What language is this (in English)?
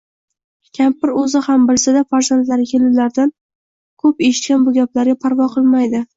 Uzbek